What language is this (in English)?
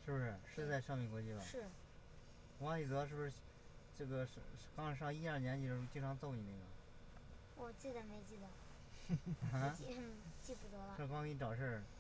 Chinese